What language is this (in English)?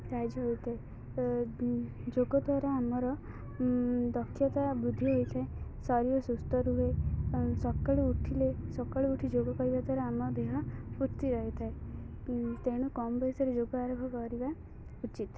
Odia